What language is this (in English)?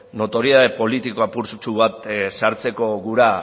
Basque